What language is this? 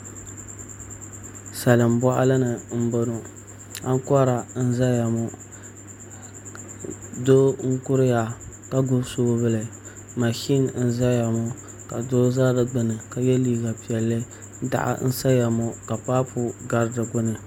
Dagbani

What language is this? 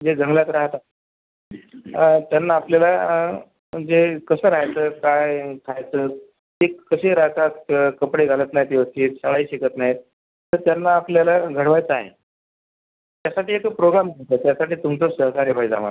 Marathi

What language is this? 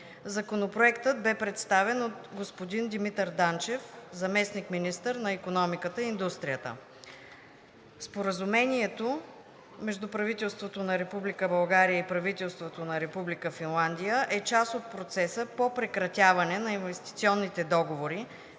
Bulgarian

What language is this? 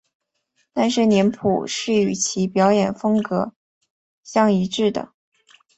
Chinese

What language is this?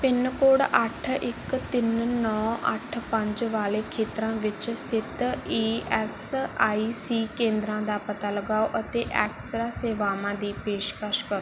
Punjabi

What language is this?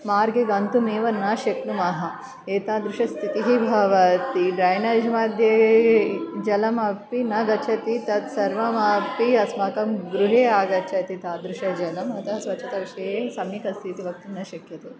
Sanskrit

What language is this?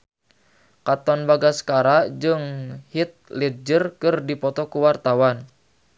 Sundanese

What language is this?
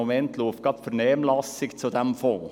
Swiss German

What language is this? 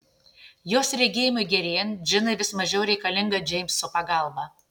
Lithuanian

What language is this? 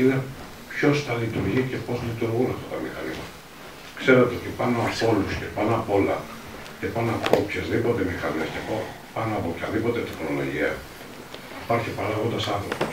Greek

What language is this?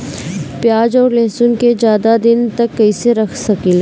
Bhojpuri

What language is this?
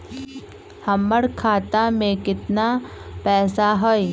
Magahi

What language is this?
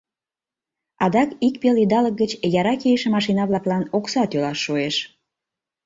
Mari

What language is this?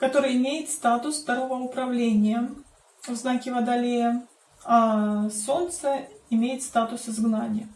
Russian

